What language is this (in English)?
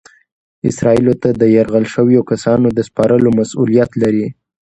Pashto